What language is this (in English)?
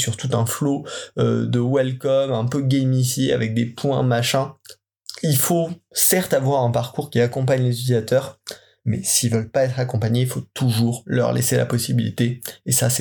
French